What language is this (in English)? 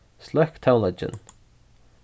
Faroese